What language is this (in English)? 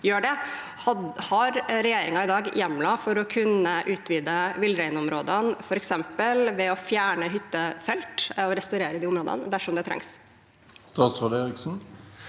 Norwegian